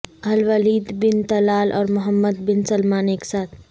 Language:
Urdu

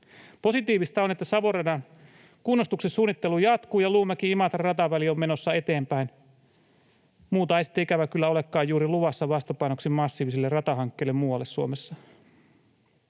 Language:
Finnish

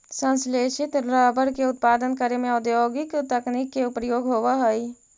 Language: Magahi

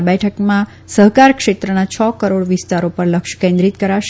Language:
Gujarati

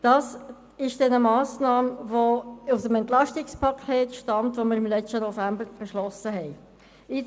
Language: Swiss German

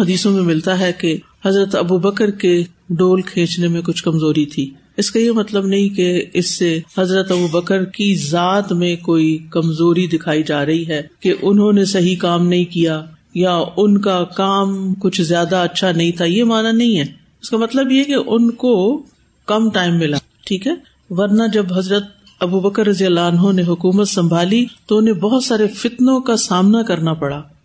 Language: Urdu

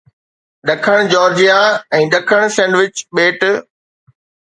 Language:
Sindhi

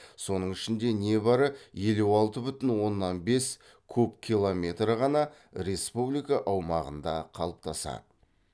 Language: Kazakh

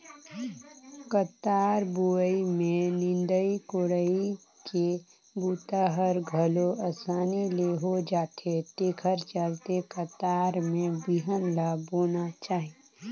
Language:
Chhattisgarhi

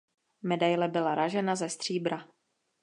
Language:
Czech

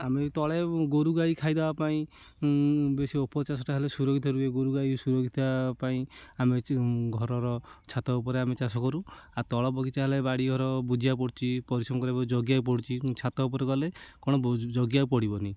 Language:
Odia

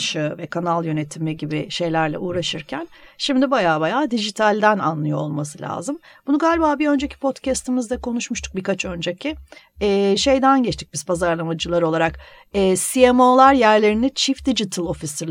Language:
Turkish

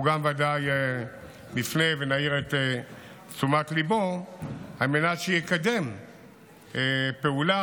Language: Hebrew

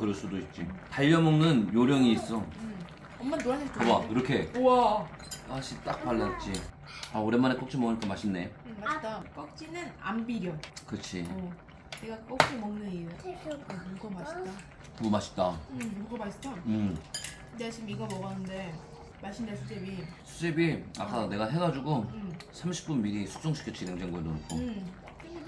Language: Korean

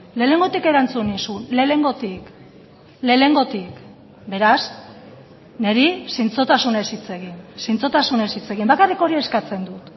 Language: Basque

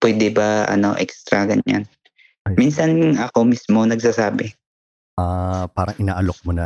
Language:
Filipino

